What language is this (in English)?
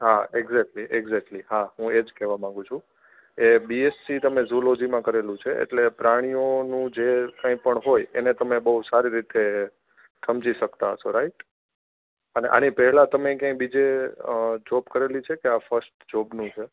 Gujarati